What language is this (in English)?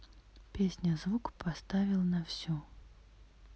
Russian